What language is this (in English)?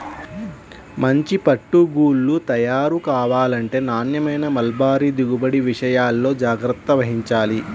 Telugu